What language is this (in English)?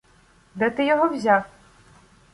Ukrainian